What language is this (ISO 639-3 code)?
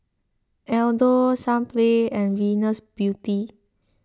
eng